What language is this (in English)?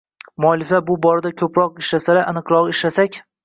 Uzbek